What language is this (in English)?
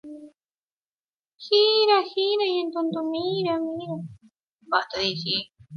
Spanish